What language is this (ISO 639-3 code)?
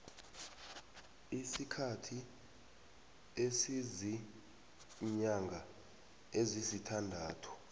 nbl